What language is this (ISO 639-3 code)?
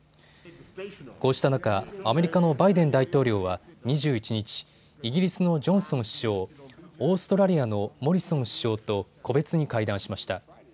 jpn